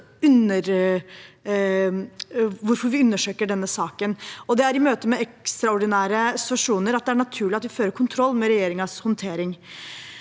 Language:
Norwegian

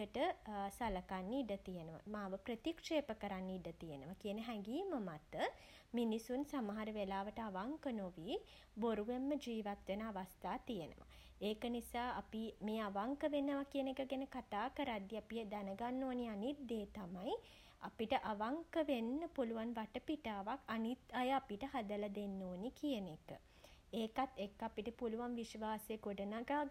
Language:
Sinhala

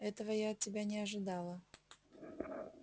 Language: Russian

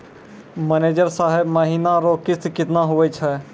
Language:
Maithili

